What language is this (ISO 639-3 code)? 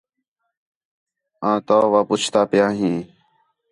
xhe